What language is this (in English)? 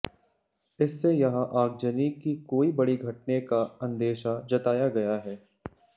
Hindi